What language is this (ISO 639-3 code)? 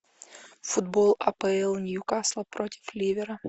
rus